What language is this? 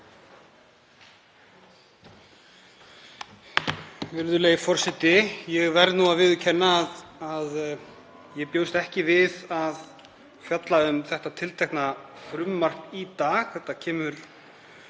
Icelandic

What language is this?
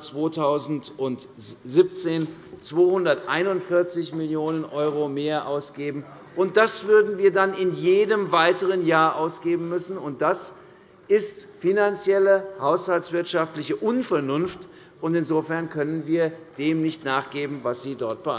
German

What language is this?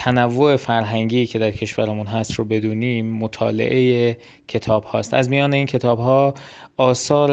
Persian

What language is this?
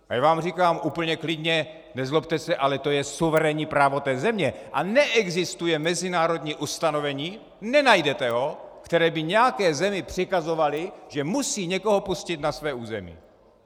Czech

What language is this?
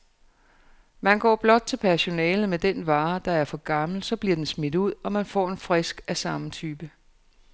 Danish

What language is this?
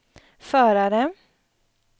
Swedish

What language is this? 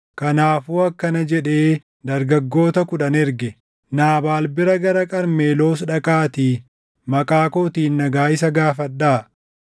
Oromo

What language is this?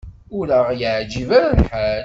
Kabyle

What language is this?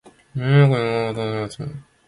Japanese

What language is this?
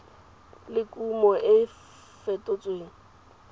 Tswana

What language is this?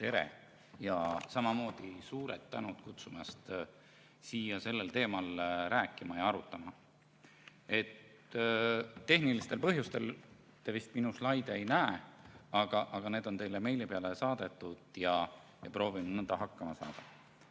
Estonian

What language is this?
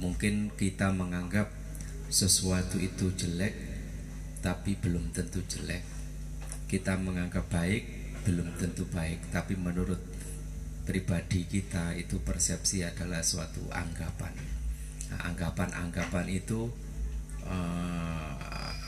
Indonesian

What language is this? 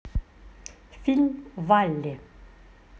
Russian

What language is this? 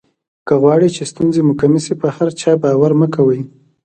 Pashto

